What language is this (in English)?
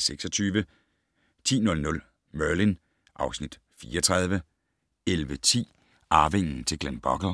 Danish